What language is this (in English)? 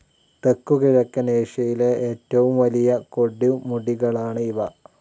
Malayalam